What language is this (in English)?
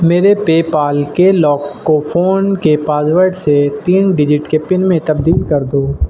Urdu